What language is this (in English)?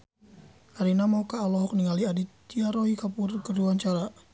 Sundanese